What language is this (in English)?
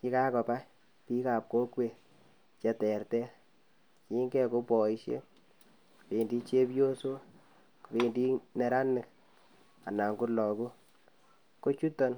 Kalenjin